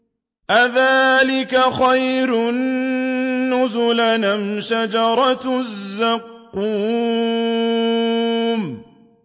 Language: Arabic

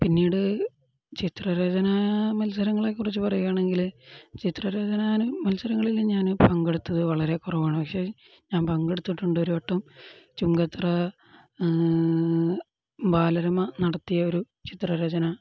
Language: Malayalam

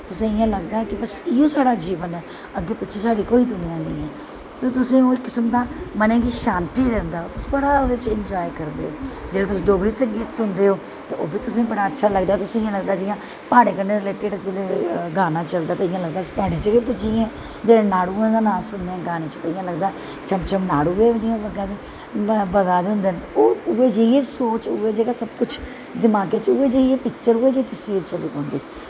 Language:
Dogri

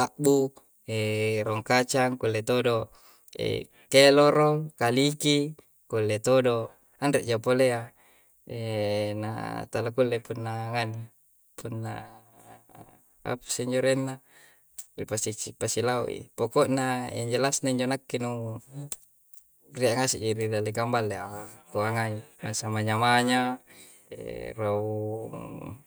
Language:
Coastal Konjo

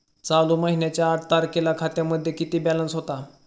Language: Marathi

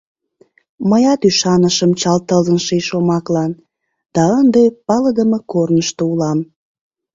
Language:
Mari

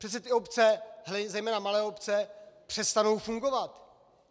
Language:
Czech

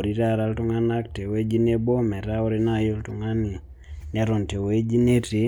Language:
Masai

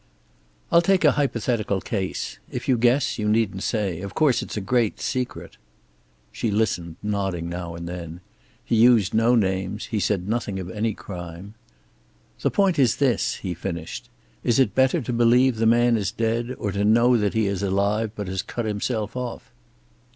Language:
English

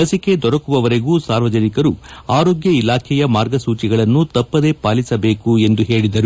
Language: Kannada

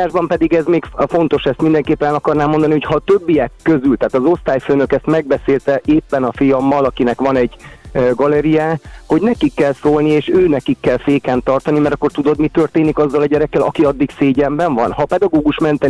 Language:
Hungarian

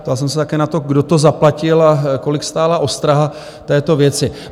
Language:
Czech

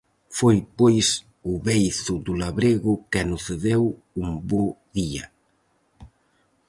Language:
Galician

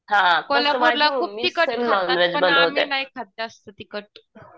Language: Marathi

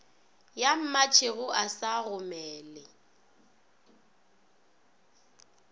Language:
Northern Sotho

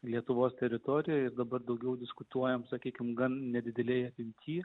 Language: Lithuanian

